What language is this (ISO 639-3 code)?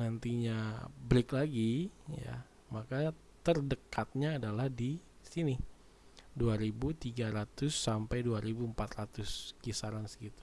ind